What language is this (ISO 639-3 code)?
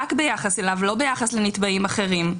heb